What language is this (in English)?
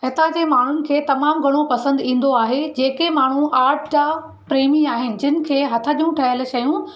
Sindhi